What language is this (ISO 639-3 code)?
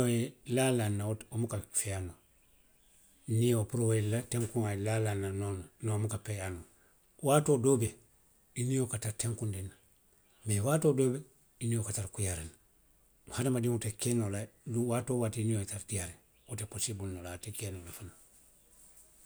mlq